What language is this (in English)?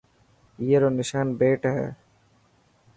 Dhatki